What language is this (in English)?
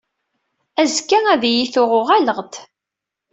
Kabyle